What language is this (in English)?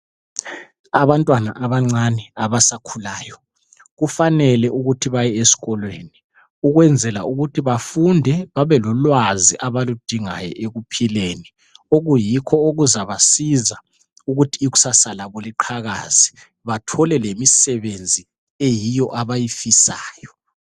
North Ndebele